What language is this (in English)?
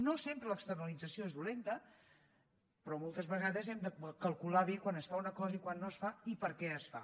Catalan